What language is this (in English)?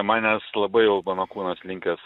Lithuanian